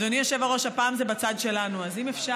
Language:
Hebrew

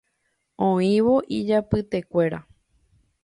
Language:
Guarani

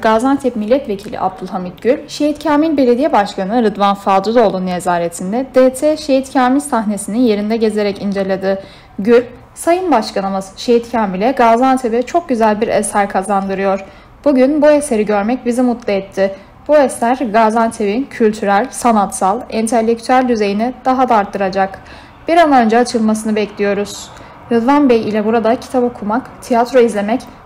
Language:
Turkish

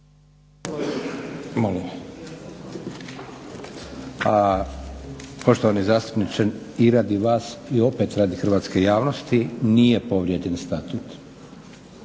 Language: Croatian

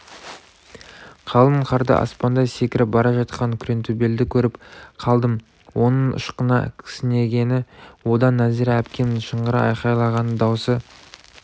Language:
Kazakh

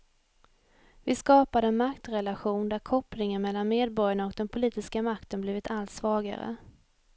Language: Swedish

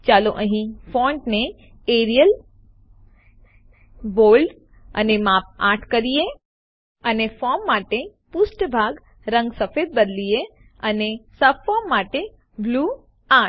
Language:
Gujarati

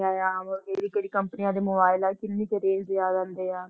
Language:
Punjabi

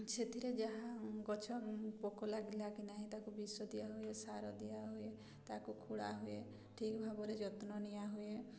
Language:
Odia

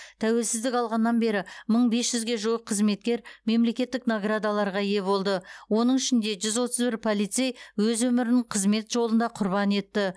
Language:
Kazakh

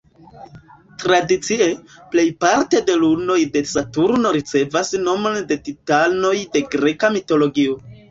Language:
Esperanto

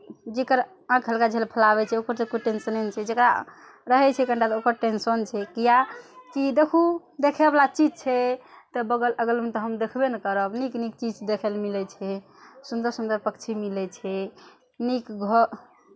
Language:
Maithili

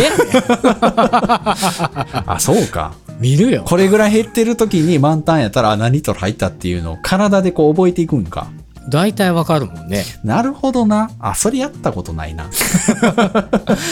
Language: Japanese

